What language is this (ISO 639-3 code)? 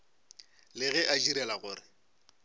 nso